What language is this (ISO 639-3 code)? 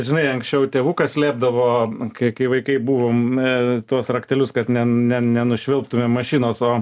lit